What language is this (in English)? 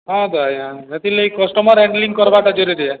Odia